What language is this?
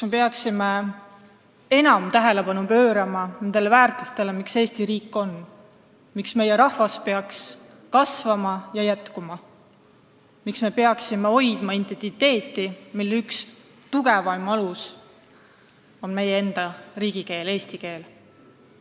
Estonian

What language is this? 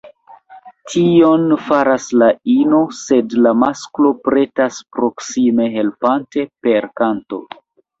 Esperanto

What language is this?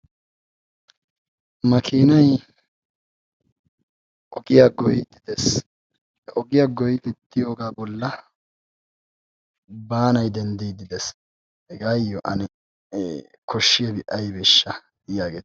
Wolaytta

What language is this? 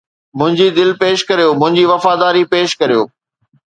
Sindhi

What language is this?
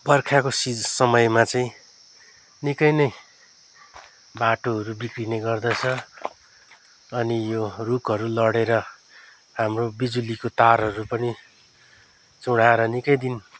Nepali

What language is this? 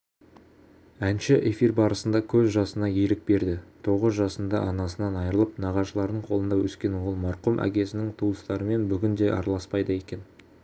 Kazakh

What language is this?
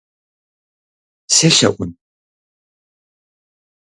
Kabardian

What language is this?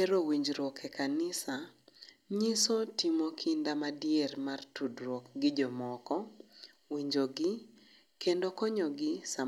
Luo (Kenya and Tanzania)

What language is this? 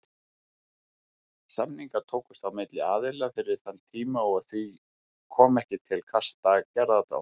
Icelandic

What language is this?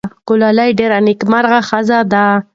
Pashto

